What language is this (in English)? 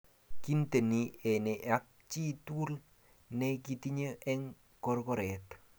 Kalenjin